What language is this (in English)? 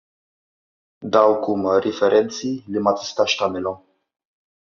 Maltese